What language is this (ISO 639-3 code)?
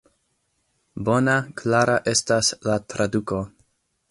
epo